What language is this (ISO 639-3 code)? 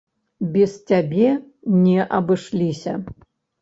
bel